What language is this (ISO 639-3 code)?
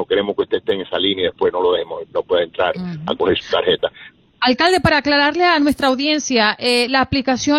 spa